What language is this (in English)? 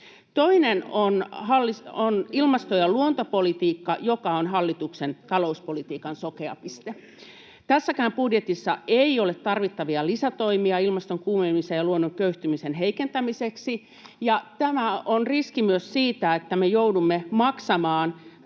Finnish